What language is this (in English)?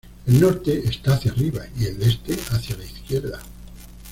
Spanish